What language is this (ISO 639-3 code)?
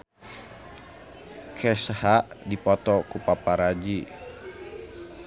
sun